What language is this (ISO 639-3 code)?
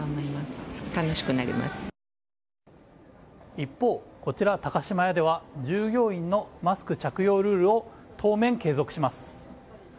jpn